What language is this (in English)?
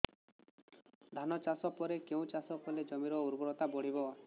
Odia